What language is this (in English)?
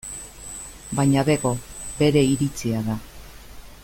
Basque